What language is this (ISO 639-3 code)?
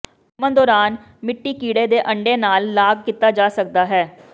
pan